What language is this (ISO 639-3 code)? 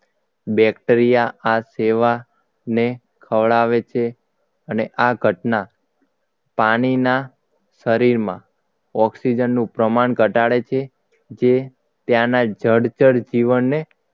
guj